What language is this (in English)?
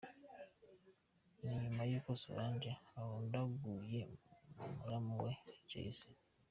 Kinyarwanda